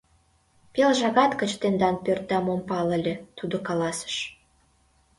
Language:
Mari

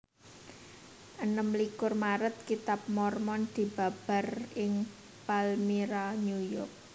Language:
Javanese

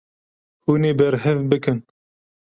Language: Kurdish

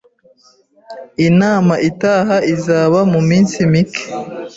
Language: Kinyarwanda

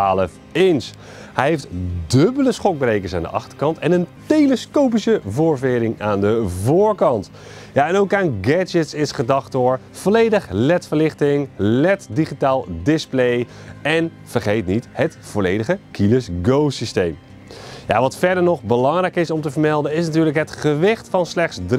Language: Dutch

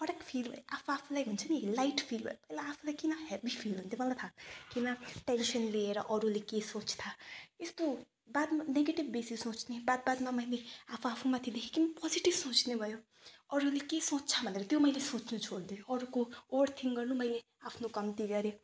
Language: Nepali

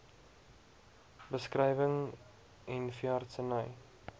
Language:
Afrikaans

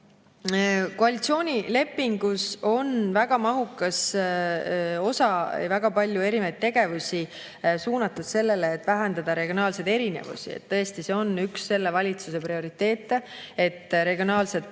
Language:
Estonian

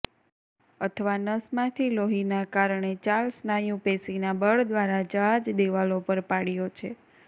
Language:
Gujarati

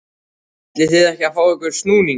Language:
Icelandic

